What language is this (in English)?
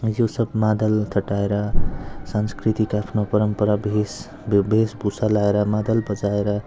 Nepali